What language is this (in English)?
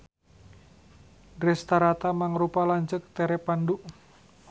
Sundanese